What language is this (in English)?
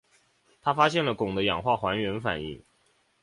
Chinese